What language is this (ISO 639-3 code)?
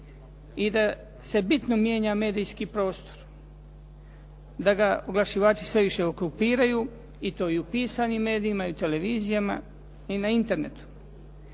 hrv